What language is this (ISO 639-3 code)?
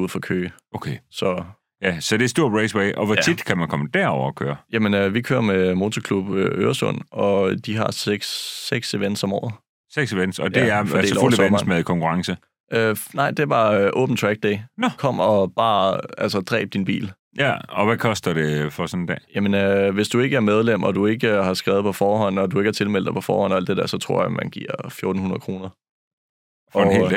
dan